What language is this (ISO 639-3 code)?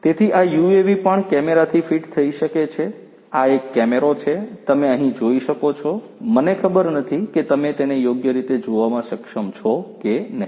guj